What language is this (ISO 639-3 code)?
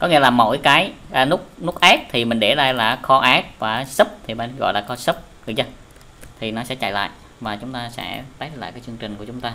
vie